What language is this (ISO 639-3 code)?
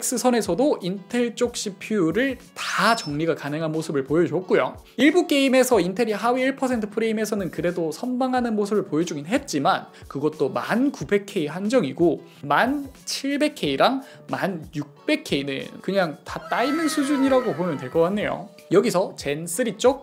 kor